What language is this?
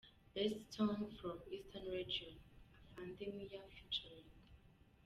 Kinyarwanda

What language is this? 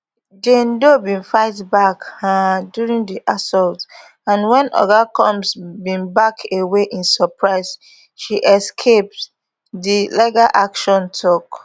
Nigerian Pidgin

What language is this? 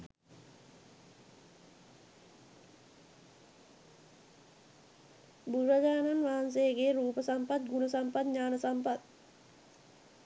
Sinhala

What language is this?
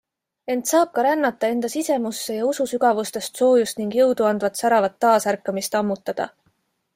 Estonian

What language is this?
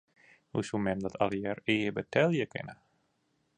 Western Frisian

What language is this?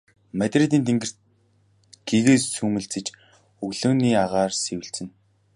Mongolian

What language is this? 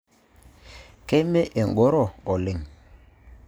Masai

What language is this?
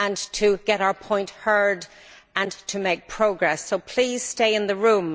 English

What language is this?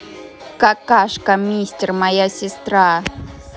Russian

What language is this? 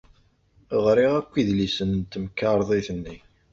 Kabyle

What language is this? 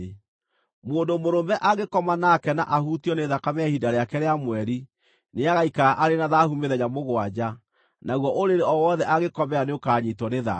Kikuyu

